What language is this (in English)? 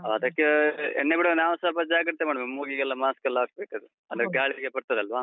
Kannada